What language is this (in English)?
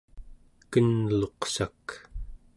Central Yupik